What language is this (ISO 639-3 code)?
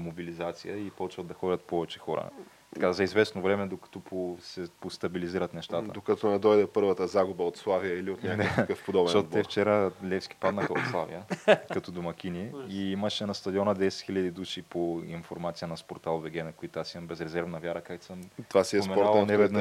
bul